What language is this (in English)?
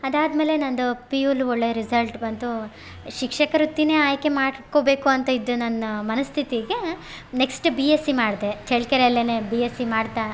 Kannada